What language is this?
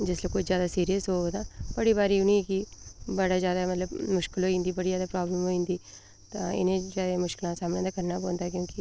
Dogri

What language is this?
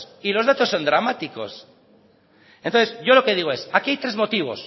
Spanish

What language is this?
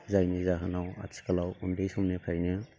Bodo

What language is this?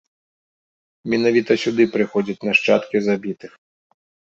Belarusian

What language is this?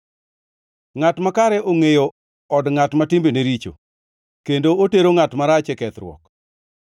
Luo (Kenya and Tanzania)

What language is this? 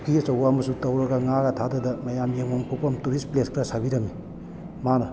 Manipuri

